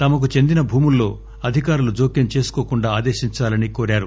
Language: Telugu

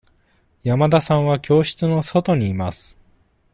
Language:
Japanese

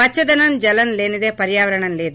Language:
Telugu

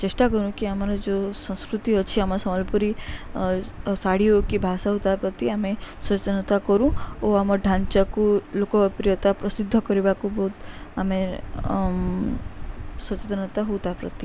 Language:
Odia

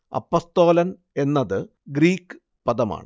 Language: Malayalam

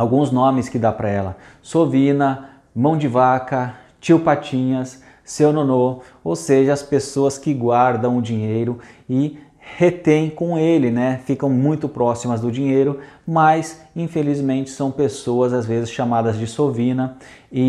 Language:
Portuguese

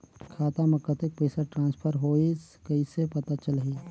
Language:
Chhattisgarhi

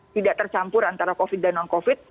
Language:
Indonesian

